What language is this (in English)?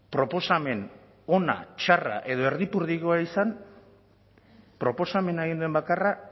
Basque